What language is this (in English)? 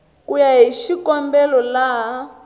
Tsonga